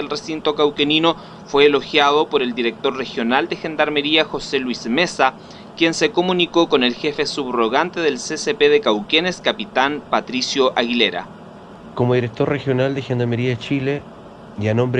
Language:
Spanish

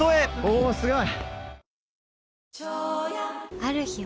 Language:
Japanese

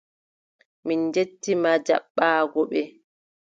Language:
Adamawa Fulfulde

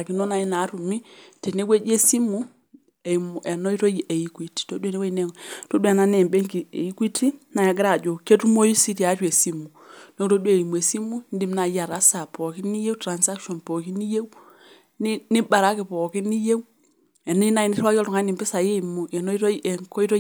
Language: Masai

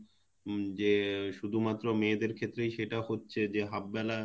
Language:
Bangla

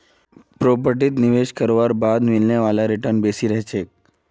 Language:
Magahi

